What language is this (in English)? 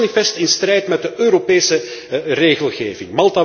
Dutch